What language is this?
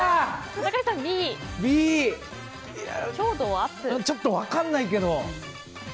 Japanese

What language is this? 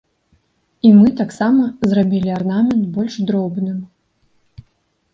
Belarusian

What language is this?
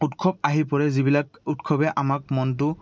Assamese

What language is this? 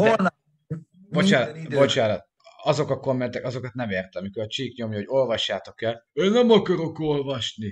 Hungarian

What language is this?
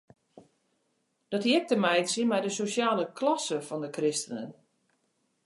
Western Frisian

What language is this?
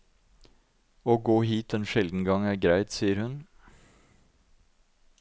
Norwegian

